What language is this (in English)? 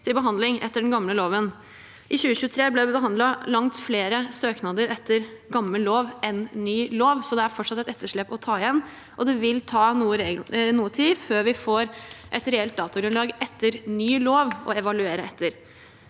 Norwegian